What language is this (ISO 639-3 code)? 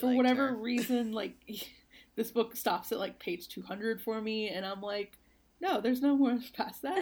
eng